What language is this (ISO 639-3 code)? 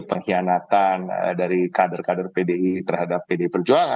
ind